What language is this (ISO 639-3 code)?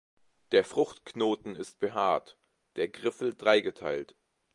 deu